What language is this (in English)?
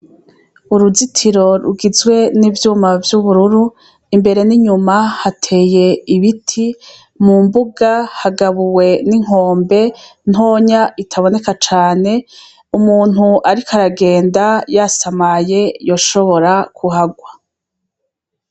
Rundi